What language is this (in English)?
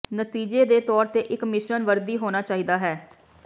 Punjabi